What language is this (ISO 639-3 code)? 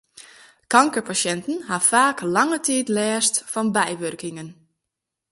fry